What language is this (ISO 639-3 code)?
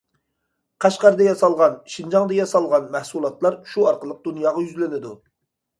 uig